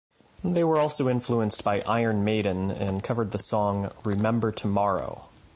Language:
English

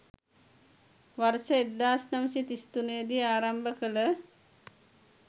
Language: Sinhala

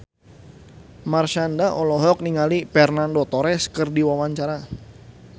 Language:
Sundanese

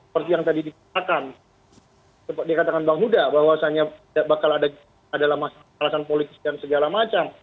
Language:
Indonesian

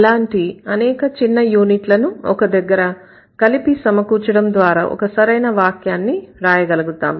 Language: Telugu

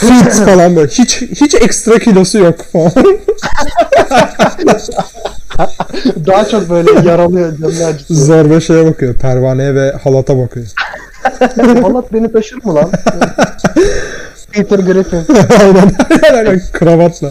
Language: Turkish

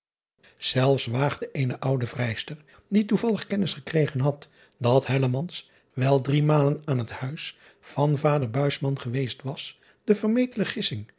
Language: Dutch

